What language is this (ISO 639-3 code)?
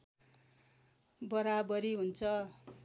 nep